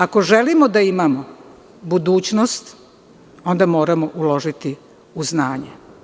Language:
Serbian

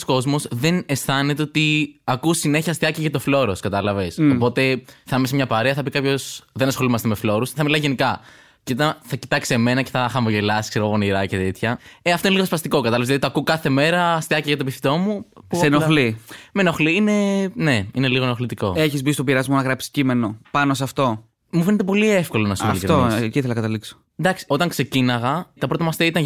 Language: Greek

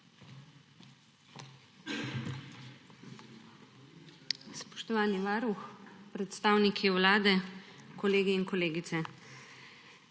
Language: Slovenian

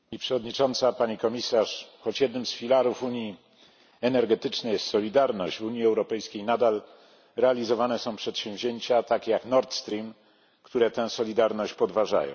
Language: Polish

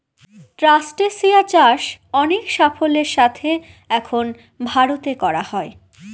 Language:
Bangla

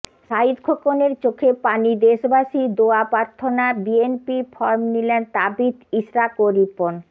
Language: Bangla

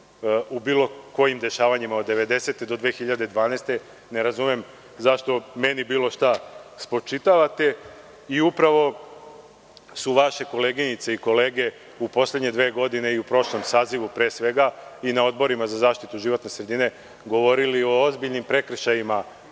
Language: Serbian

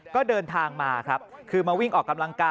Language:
Thai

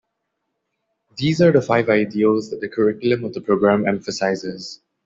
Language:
English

